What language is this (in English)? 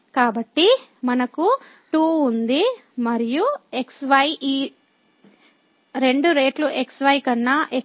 Telugu